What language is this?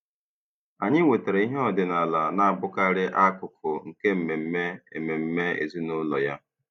Igbo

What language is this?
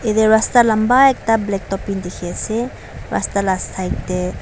Naga Pidgin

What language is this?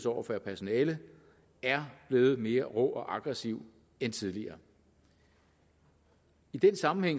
Danish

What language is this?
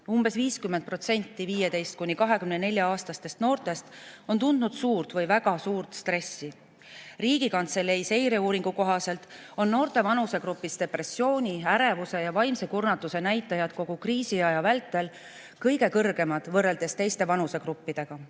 Estonian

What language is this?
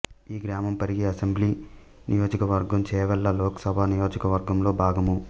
Telugu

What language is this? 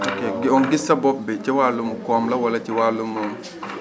Wolof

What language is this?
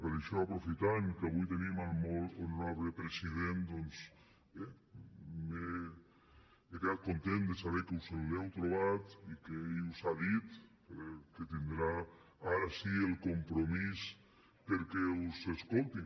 Catalan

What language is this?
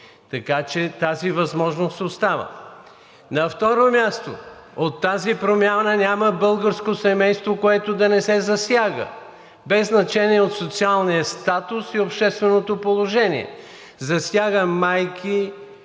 Bulgarian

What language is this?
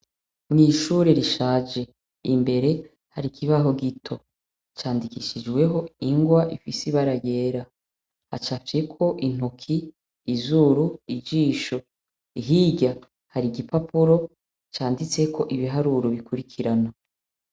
Rundi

